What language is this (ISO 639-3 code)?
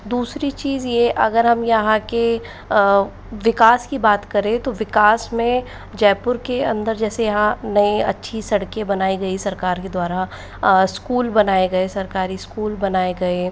hin